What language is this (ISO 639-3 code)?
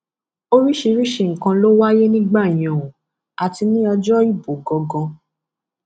yor